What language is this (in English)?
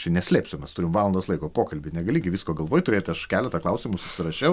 Lithuanian